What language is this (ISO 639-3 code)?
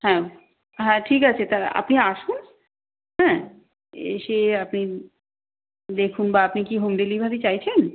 ben